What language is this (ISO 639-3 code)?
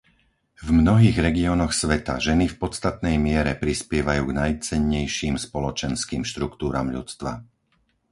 slk